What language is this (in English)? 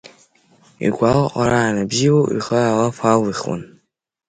Abkhazian